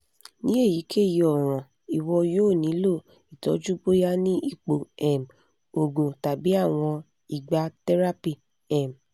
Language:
Yoruba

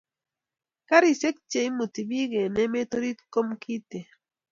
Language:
Kalenjin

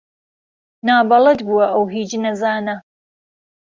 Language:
Central Kurdish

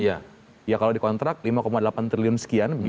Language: Indonesian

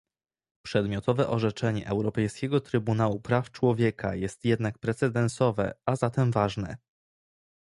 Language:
Polish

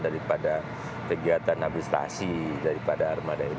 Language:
Indonesian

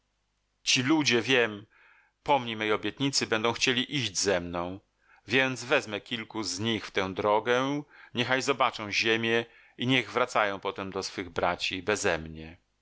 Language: Polish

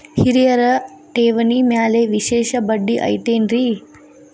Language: Kannada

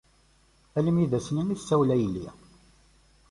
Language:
Kabyle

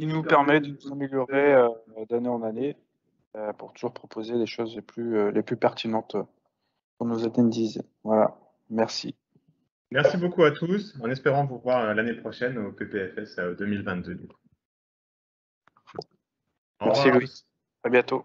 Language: French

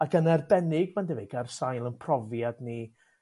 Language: Welsh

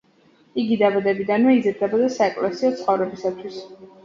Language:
Georgian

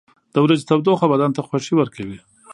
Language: Pashto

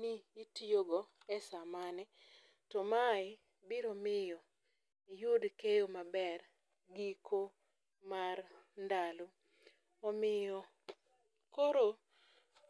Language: Luo (Kenya and Tanzania)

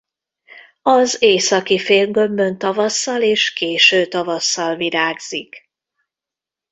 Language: Hungarian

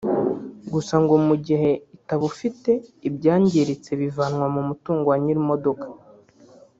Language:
Kinyarwanda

